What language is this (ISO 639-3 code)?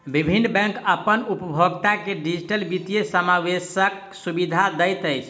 mai